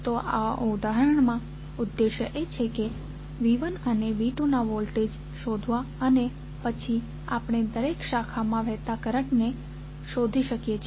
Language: Gujarati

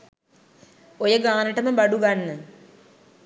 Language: Sinhala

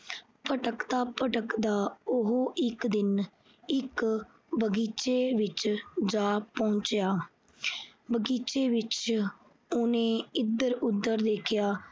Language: Punjabi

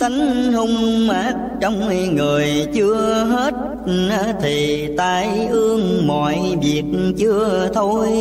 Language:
Vietnamese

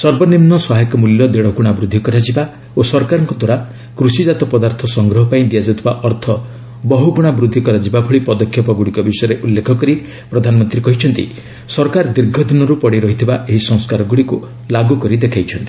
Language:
Odia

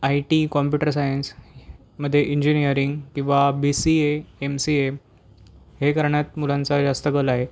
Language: Marathi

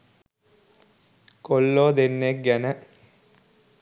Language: Sinhala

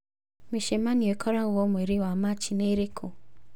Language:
Kikuyu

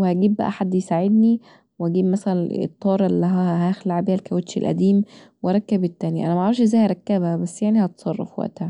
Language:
Egyptian Arabic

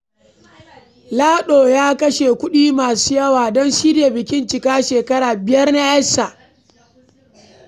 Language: Hausa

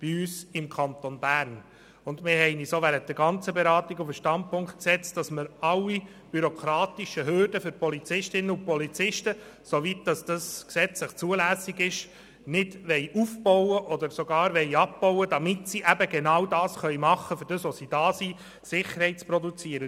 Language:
Swiss German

